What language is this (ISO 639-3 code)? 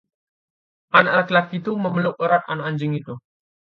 ind